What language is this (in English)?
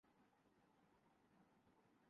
Urdu